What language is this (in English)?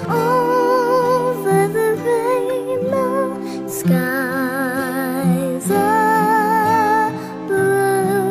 English